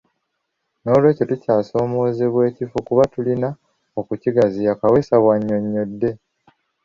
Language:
Ganda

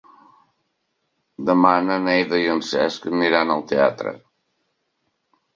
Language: Catalan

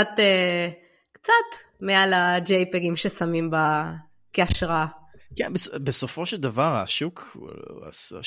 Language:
Hebrew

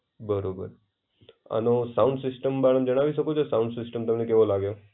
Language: Gujarati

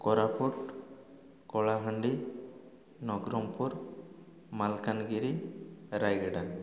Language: Odia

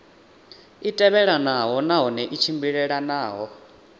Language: Venda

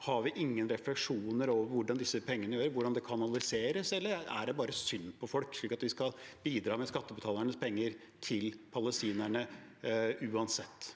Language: Norwegian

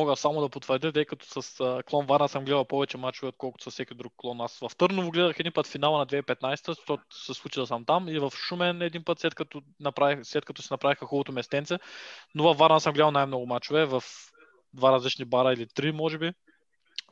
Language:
Bulgarian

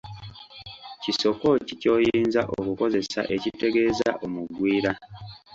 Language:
Ganda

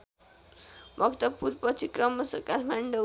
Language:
Nepali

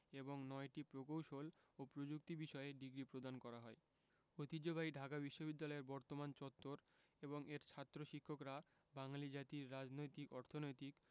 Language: Bangla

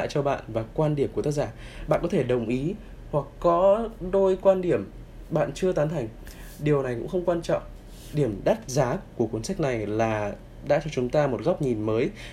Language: Vietnamese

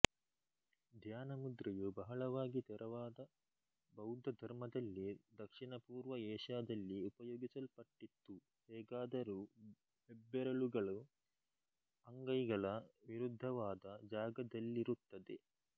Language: Kannada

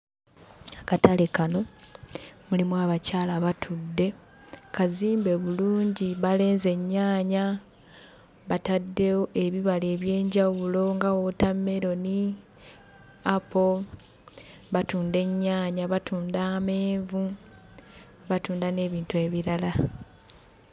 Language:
Ganda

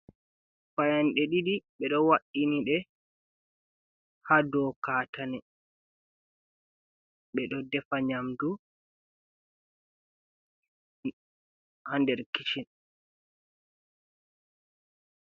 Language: Fula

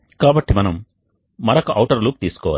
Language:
Telugu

